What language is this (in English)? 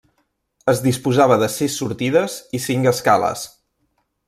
Catalan